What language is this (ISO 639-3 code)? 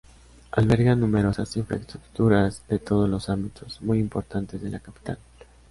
spa